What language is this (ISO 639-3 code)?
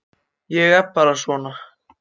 isl